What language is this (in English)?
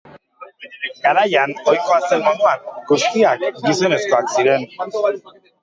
Basque